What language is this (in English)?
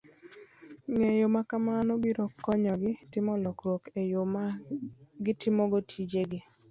Luo (Kenya and Tanzania)